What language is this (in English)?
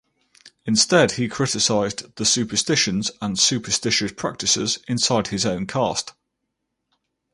English